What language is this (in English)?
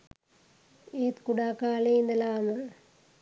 Sinhala